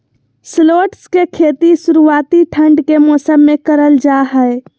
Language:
Magahi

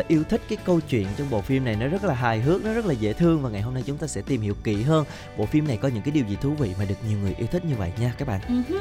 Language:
Vietnamese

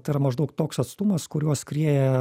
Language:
Lithuanian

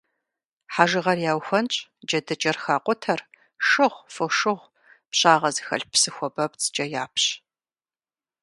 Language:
Kabardian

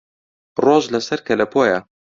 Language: Central Kurdish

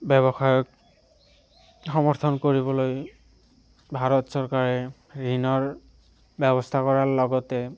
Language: Assamese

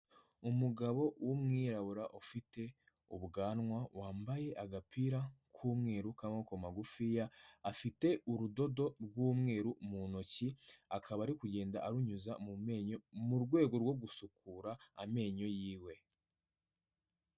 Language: Kinyarwanda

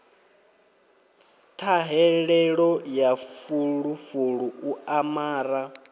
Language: Venda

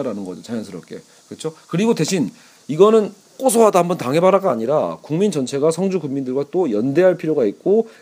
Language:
Korean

